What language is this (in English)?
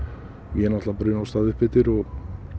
Icelandic